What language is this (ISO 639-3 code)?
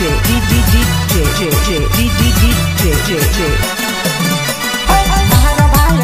ara